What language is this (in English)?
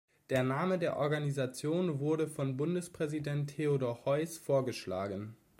German